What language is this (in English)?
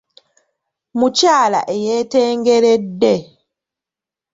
Ganda